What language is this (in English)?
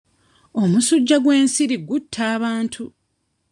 Ganda